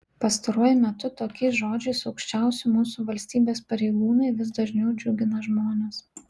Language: Lithuanian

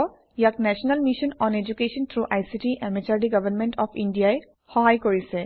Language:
Assamese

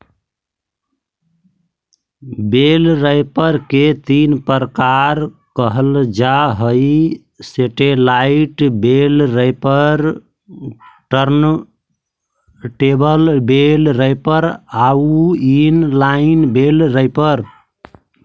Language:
Magahi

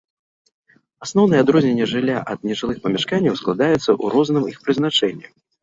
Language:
Belarusian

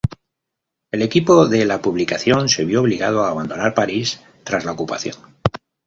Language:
Spanish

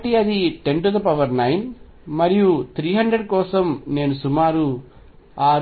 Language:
Telugu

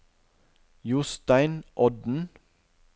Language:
Norwegian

